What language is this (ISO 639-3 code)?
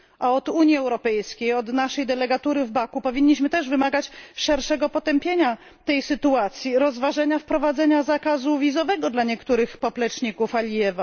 pol